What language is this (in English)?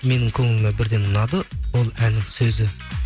Kazakh